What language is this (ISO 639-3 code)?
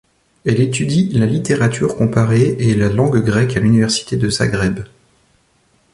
fra